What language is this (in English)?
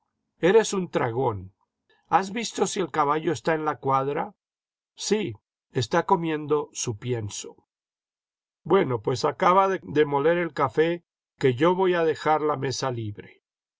Spanish